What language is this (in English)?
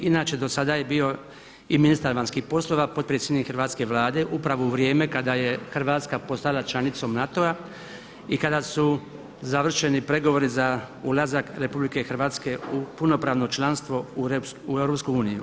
Croatian